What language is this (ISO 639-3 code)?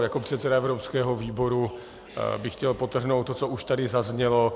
ces